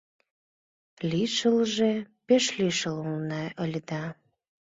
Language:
Mari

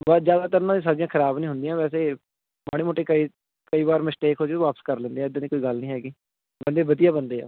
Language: Punjabi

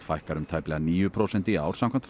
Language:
Icelandic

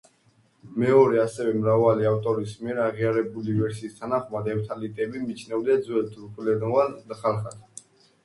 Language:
Georgian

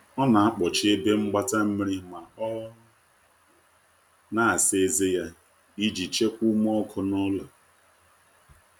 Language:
Igbo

